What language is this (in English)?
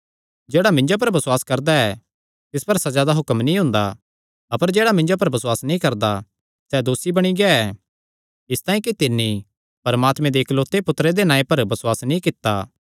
Kangri